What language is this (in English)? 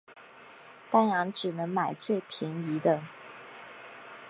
Chinese